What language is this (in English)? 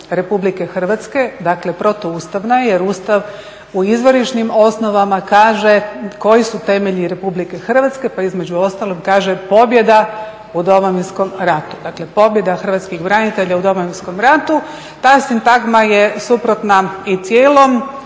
Croatian